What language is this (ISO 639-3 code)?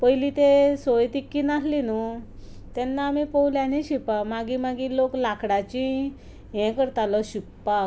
kok